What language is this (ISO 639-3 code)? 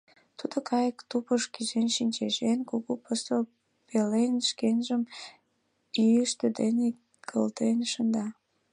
chm